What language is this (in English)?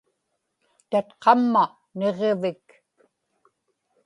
Inupiaq